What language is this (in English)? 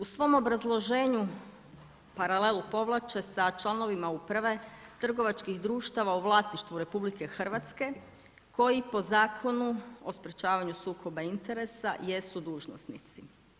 Croatian